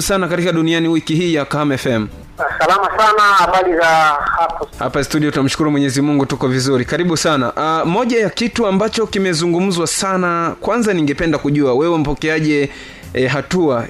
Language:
Swahili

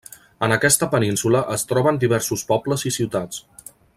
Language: Catalan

